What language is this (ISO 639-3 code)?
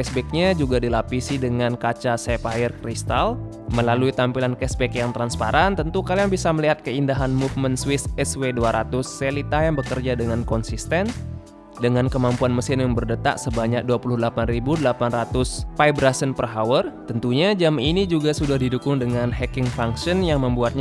ind